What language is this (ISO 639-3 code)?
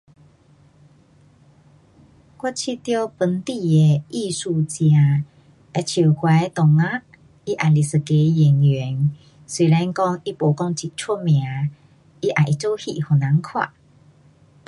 cpx